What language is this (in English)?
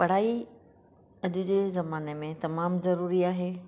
Sindhi